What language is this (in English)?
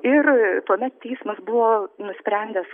Lithuanian